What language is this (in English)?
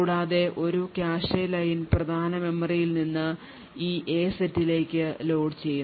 Malayalam